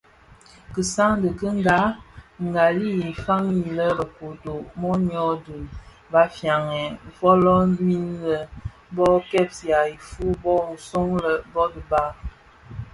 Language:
Bafia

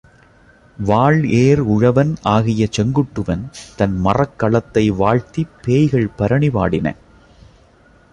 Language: Tamil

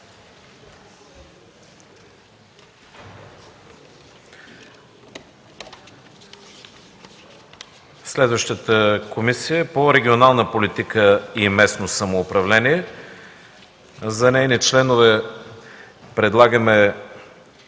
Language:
Bulgarian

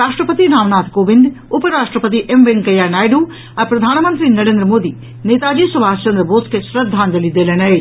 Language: Maithili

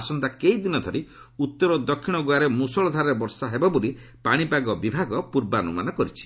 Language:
Odia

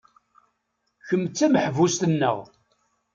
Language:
Kabyle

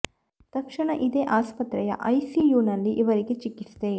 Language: Kannada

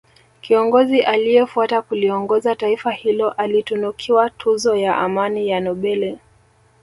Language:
Swahili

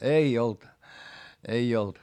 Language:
Finnish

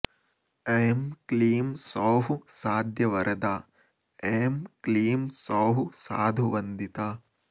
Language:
Sanskrit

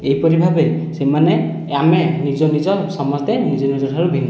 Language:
Odia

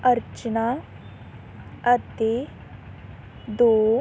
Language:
Punjabi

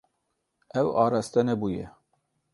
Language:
Kurdish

